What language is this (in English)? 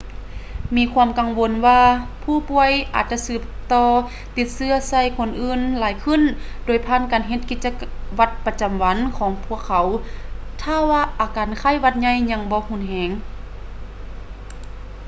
Lao